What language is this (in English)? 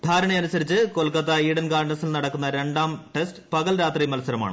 Malayalam